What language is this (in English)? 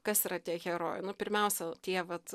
Lithuanian